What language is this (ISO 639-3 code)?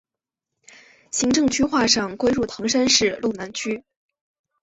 zho